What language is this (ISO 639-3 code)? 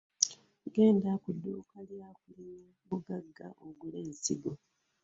lug